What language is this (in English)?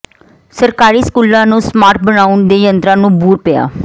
Punjabi